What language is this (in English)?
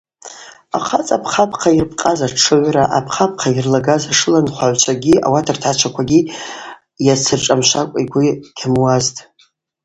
Abaza